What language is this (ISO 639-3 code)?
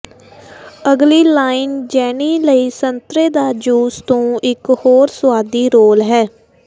pan